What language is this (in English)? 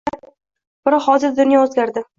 Uzbek